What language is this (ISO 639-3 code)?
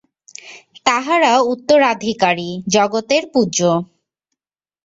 ben